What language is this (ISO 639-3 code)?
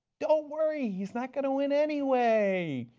eng